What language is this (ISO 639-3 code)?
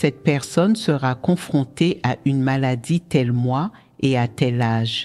fra